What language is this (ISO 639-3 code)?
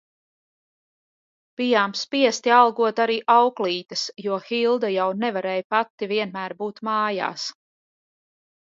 lav